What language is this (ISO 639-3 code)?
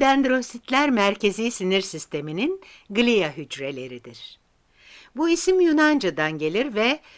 tur